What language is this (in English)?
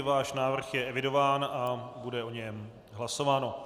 Czech